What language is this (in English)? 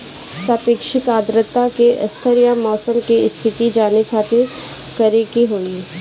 Bhojpuri